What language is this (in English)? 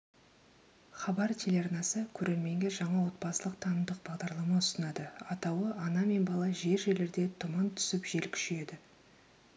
Kazakh